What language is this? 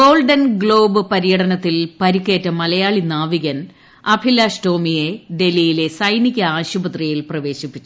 Malayalam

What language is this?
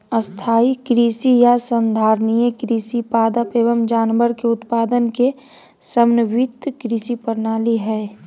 Magahi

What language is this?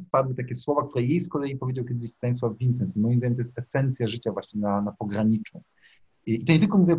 Polish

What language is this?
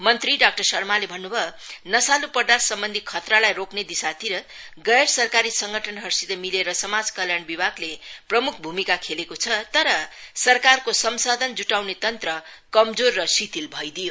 Nepali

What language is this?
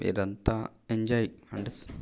Telugu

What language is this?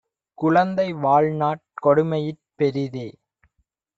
Tamil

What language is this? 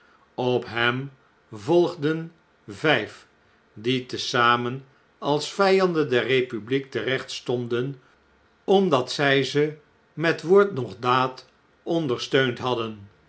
Dutch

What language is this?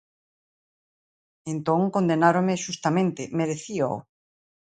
Galician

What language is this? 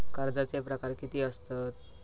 Marathi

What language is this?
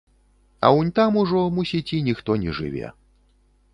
Belarusian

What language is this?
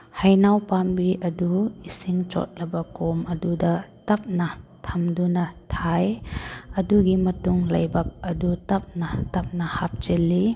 Manipuri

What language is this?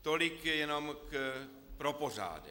Czech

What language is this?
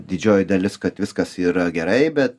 Lithuanian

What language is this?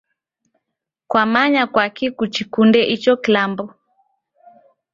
Taita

